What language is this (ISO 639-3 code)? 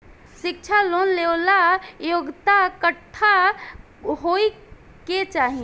bho